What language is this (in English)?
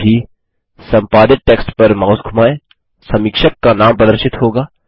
Hindi